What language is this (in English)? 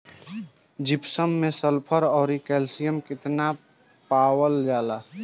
Bhojpuri